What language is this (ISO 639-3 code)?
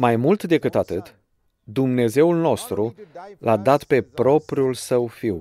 ron